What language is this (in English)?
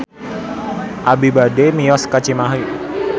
Sundanese